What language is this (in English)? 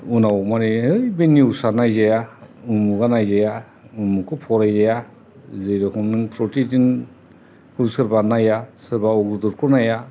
Bodo